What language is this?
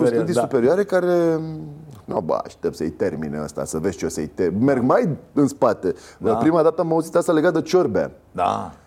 Romanian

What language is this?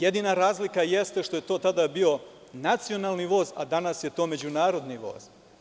Serbian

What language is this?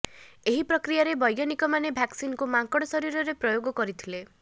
Odia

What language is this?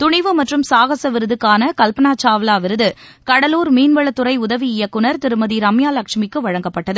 Tamil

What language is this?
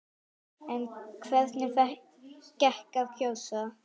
Icelandic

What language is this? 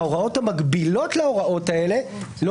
Hebrew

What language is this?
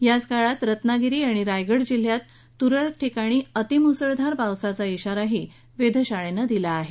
Marathi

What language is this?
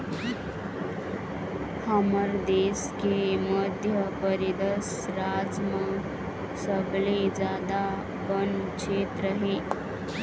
Chhattisgarhi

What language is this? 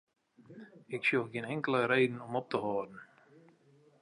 Western Frisian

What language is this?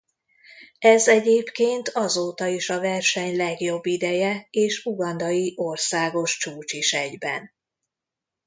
Hungarian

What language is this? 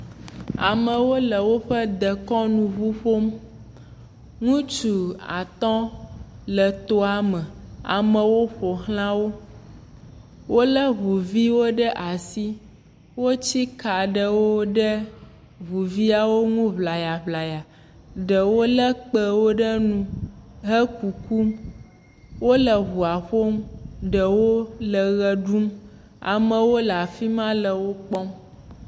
Ewe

